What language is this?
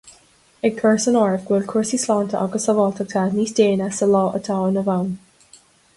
Irish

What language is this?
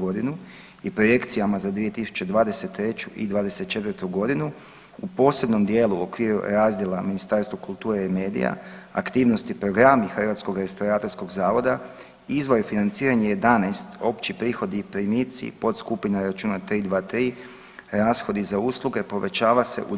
Croatian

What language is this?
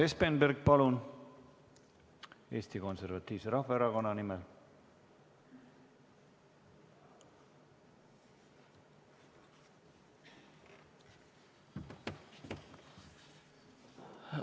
Estonian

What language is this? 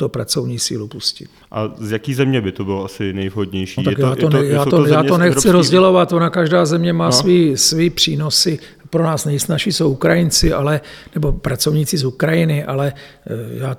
Czech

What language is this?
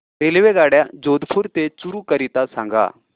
Marathi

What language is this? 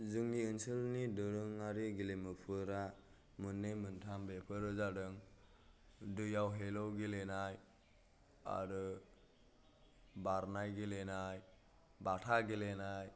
Bodo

